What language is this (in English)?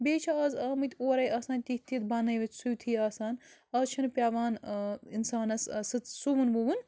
Kashmiri